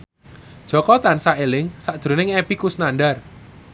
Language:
Javanese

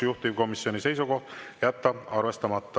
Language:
Estonian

